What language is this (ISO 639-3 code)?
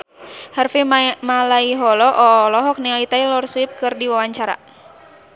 sun